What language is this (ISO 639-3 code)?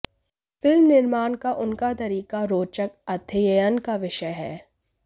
hin